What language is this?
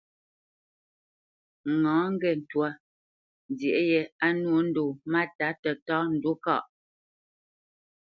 Bamenyam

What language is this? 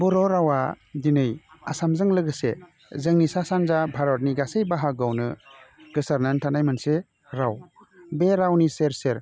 Bodo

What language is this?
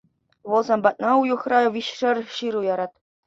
Chuvash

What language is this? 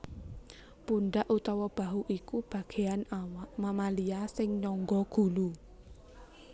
Javanese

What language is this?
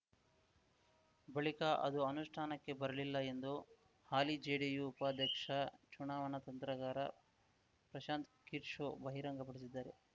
Kannada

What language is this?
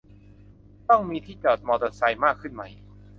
Thai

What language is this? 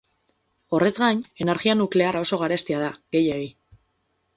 Basque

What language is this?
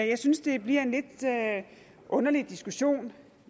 Danish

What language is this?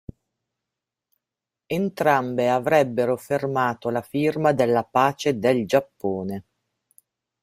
Italian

